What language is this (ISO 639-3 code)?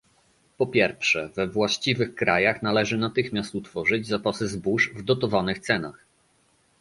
pol